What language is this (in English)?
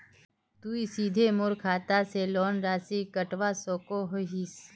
Magahi